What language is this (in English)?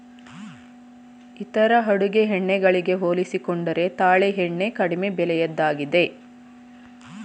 Kannada